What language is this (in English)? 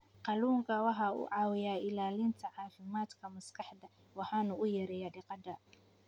Somali